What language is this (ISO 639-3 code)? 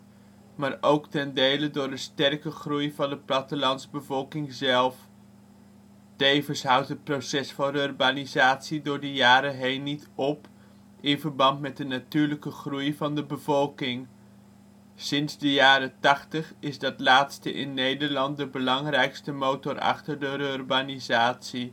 nld